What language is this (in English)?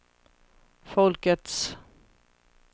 Swedish